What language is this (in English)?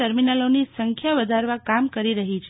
Gujarati